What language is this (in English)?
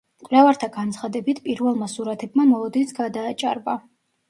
Georgian